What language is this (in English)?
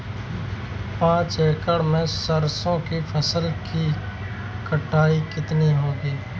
Hindi